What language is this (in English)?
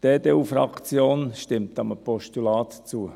Swiss German